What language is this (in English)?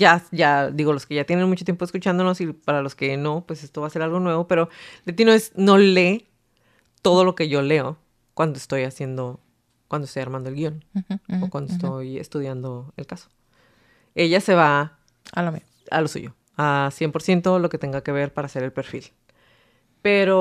Spanish